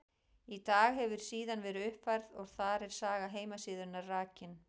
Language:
Icelandic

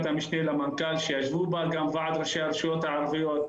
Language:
Hebrew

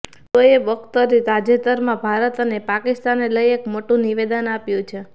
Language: Gujarati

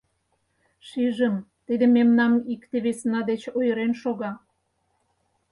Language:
Mari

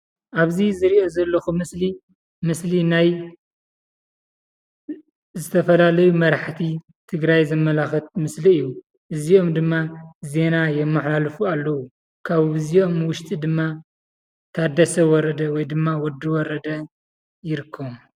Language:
Tigrinya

